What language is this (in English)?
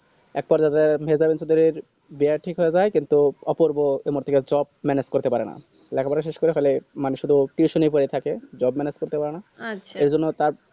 Bangla